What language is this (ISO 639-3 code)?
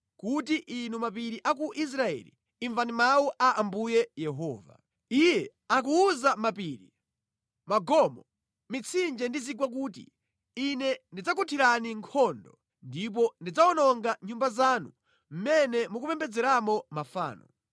nya